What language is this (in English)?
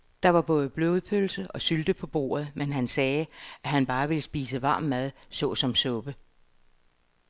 Danish